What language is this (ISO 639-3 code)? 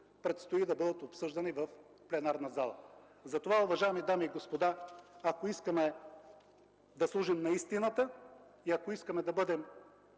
bul